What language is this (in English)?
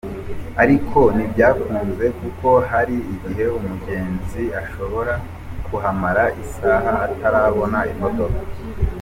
Kinyarwanda